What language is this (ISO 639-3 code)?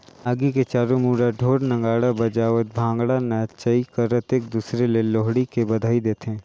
hne